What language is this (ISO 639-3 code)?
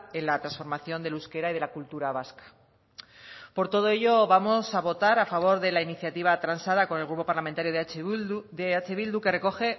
spa